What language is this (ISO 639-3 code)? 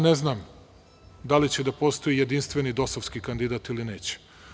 srp